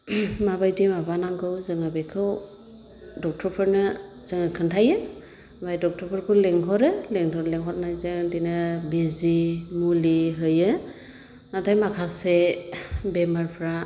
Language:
Bodo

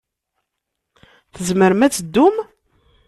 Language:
Kabyle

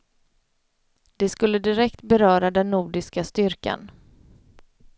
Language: Swedish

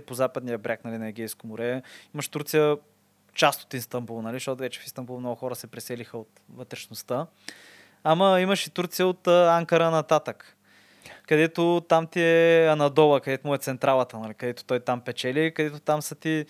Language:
Bulgarian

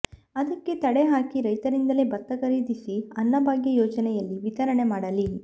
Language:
Kannada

